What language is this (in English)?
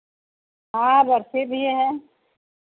Hindi